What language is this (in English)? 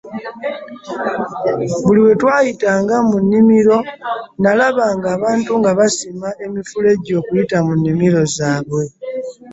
Ganda